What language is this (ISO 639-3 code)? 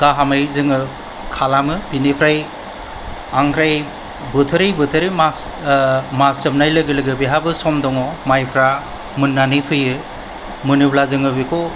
brx